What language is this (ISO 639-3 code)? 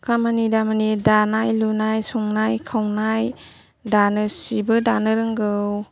brx